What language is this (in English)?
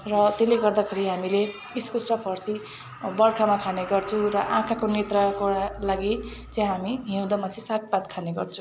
Nepali